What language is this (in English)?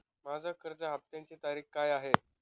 Marathi